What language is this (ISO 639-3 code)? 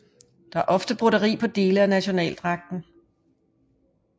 dan